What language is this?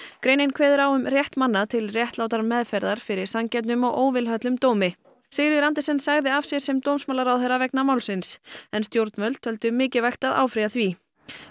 Icelandic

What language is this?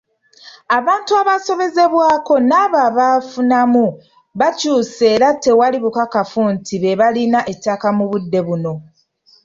Ganda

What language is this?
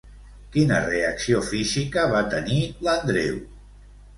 Catalan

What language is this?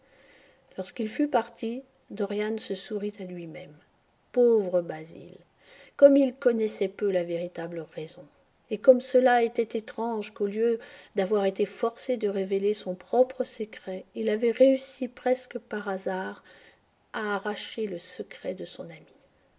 French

